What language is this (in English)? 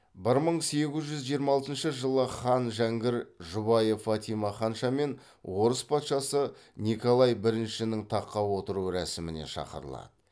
Kazakh